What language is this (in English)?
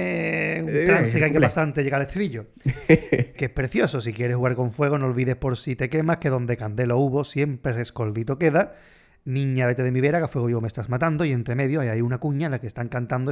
Spanish